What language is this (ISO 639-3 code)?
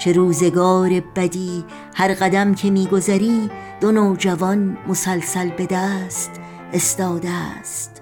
fas